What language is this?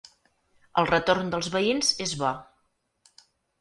Catalan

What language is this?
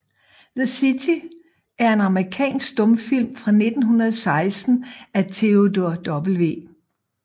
Danish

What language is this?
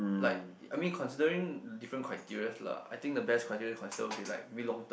English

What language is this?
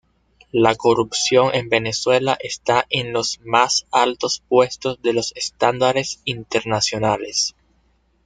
Spanish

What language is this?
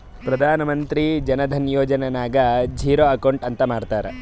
Kannada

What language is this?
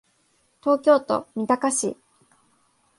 Japanese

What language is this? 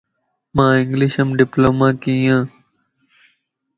Lasi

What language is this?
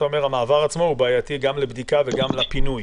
Hebrew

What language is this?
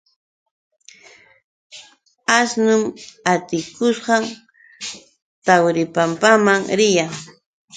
Yauyos Quechua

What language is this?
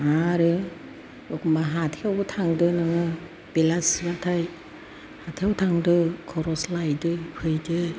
Bodo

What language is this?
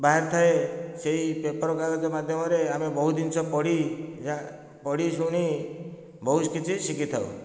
Odia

